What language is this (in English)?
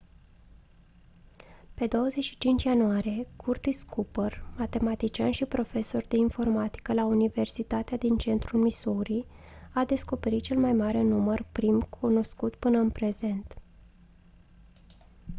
Romanian